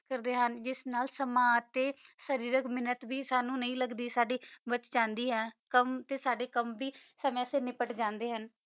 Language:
Punjabi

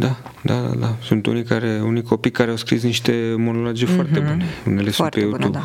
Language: Romanian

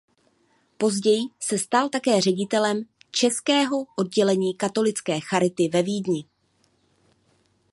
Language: Czech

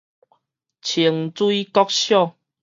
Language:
Min Nan Chinese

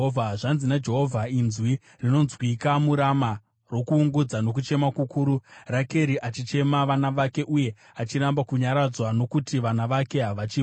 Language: Shona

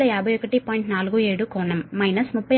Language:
Telugu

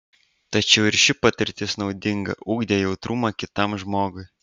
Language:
Lithuanian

